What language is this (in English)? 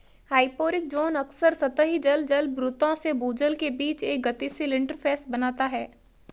Hindi